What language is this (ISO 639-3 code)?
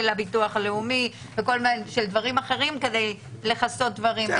heb